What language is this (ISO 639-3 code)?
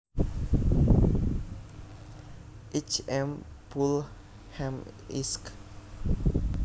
jav